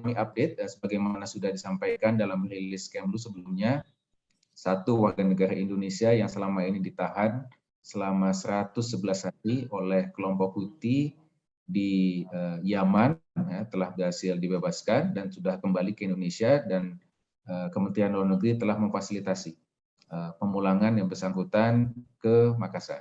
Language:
Indonesian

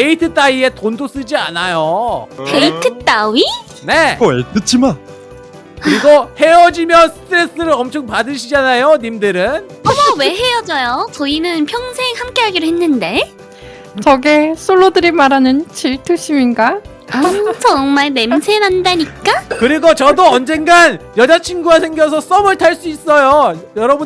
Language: Korean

